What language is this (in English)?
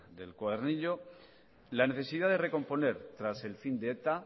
Spanish